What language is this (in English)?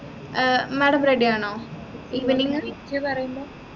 Malayalam